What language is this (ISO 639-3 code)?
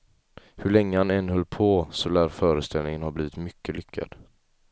swe